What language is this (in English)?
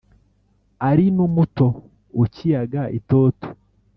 Kinyarwanda